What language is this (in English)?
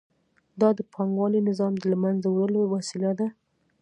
Pashto